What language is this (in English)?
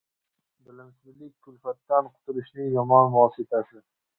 Uzbek